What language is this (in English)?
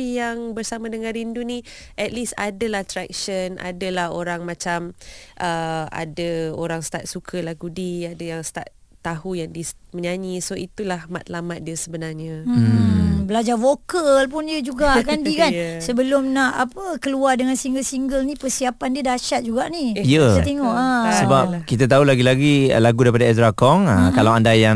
Malay